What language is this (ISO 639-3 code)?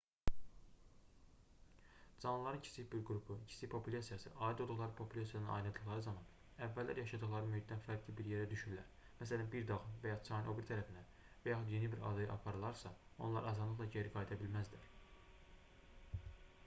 aze